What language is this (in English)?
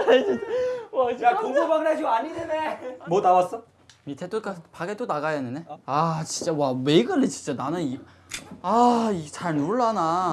Korean